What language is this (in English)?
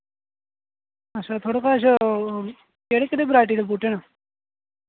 Dogri